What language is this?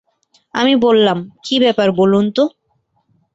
Bangla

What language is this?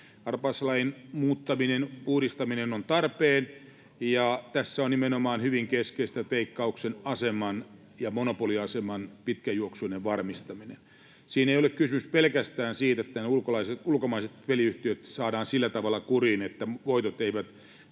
Finnish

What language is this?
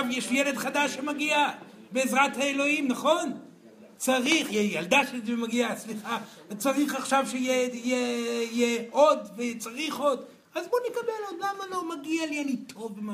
Hebrew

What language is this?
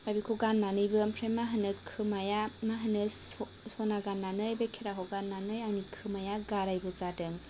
Bodo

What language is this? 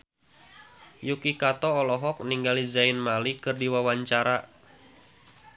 Sundanese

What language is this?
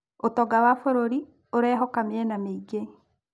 Kikuyu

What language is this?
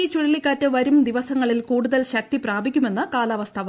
Malayalam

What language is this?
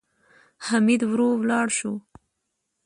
Pashto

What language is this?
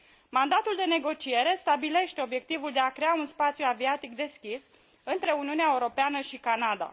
Romanian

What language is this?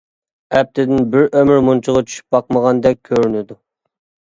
Uyghur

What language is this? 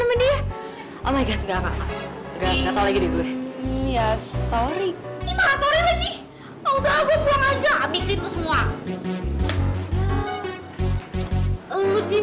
Indonesian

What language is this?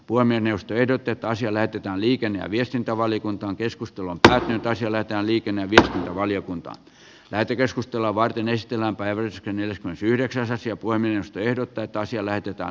Finnish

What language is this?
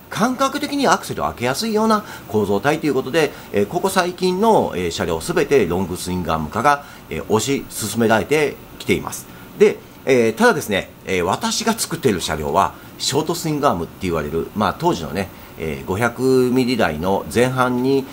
Japanese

